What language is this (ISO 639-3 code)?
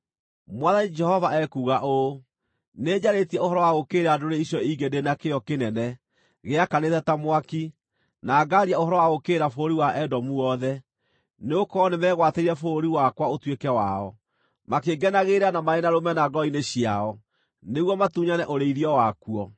kik